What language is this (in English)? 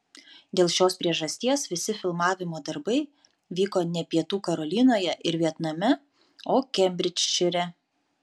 Lithuanian